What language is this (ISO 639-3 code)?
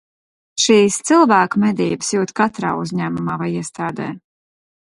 lav